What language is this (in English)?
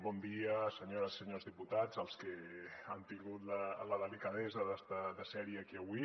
Catalan